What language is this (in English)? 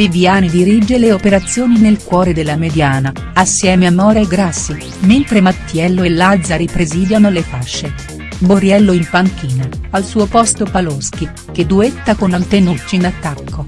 Italian